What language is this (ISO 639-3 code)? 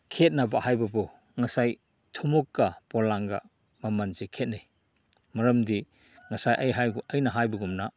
mni